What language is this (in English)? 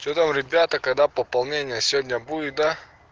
Russian